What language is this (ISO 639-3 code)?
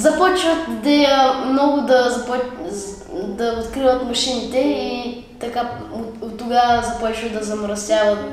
bul